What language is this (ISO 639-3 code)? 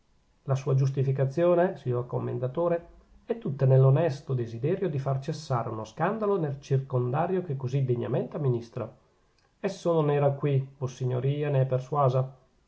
ita